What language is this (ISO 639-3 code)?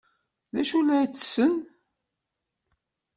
kab